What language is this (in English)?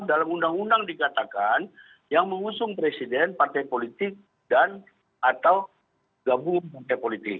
Indonesian